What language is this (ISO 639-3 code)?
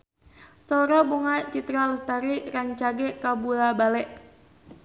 sun